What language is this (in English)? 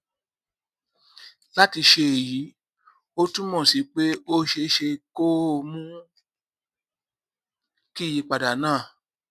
Yoruba